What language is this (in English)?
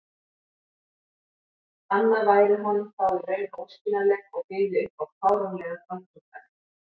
Icelandic